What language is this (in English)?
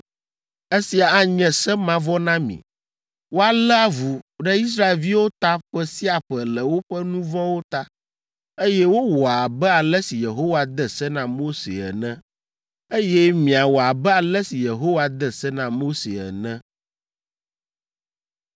Ewe